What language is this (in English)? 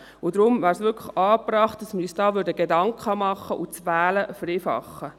Swiss German